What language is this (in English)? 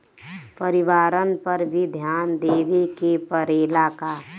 Bhojpuri